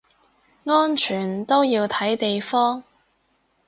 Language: Cantonese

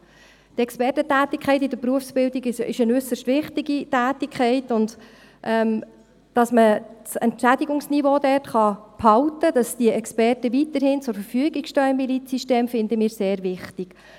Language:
Swiss German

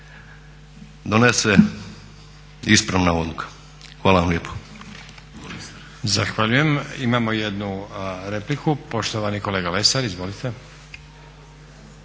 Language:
Croatian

